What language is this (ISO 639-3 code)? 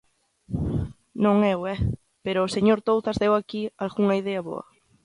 glg